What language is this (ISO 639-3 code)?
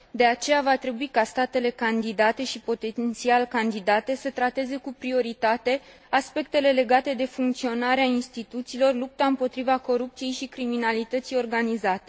ron